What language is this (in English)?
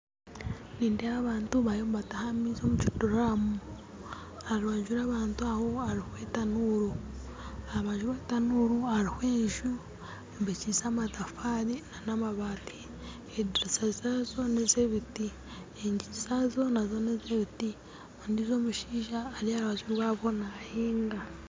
Nyankole